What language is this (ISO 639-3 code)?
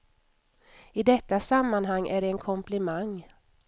swe